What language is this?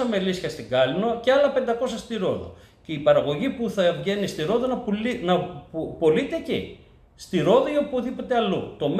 Greek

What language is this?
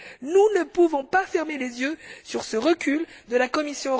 French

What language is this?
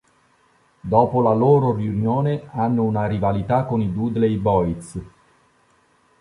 Italian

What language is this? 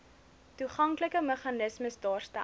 Afrikaans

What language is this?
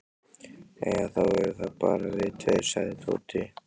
Icelandic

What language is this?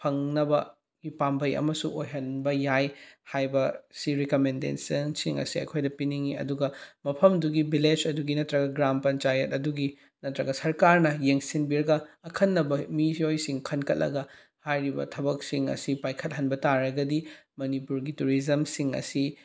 Manipuri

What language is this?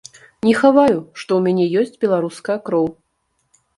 Belarusian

